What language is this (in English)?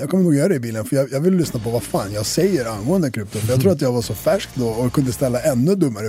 Swedish